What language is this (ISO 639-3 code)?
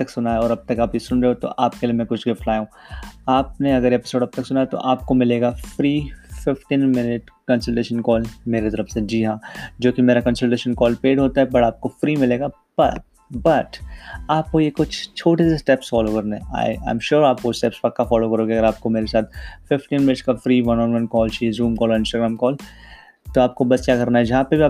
hin